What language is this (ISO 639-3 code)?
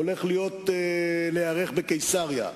heb